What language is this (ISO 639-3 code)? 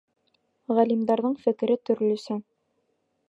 bak